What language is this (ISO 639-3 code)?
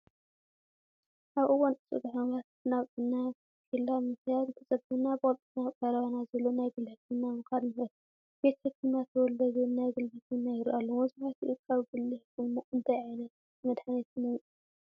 tir